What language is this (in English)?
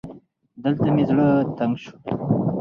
Pashto